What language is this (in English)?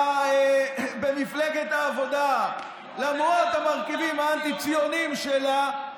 Hebrew